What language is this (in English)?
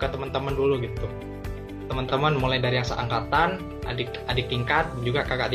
Indonesian